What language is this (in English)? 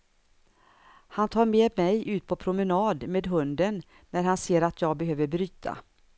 Swedish